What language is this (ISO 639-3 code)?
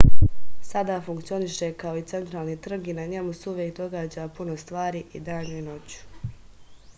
srp